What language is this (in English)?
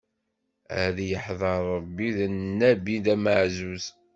Kabyle